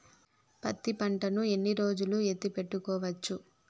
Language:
Telugu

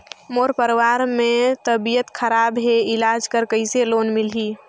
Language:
Chhattisgarhi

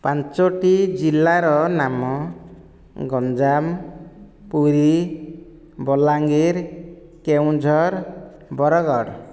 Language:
Odia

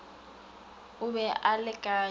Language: Northern Sotho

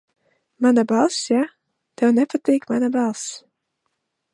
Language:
Latvian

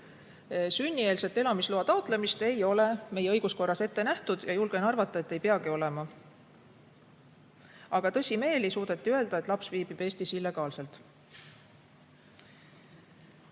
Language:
Estonian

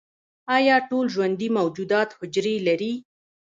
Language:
Pashto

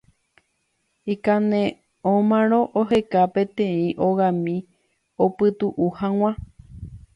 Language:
Guarani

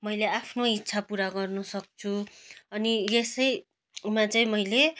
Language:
Nepali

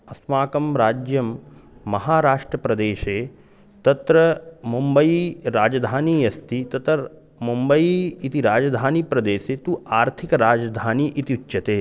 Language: Sanskrit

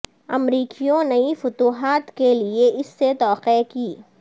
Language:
Urdu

